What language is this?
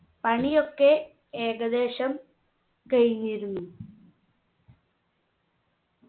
Malayalam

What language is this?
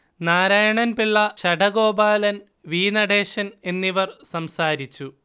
Malayalam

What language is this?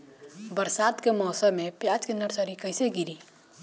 Bhojpuri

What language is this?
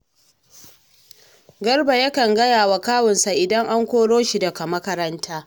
Hausa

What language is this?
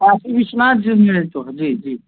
Hindi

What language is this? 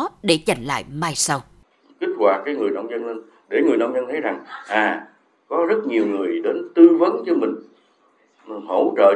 Vietnamese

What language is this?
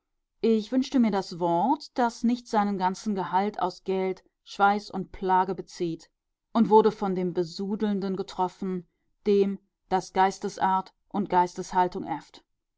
German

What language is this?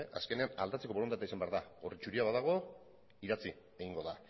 Basque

